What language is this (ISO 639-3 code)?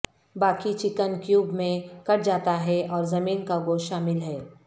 urd